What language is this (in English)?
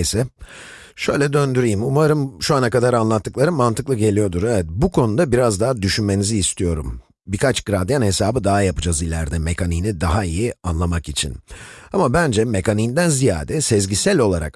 Turkish